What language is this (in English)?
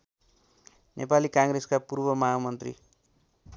Nepali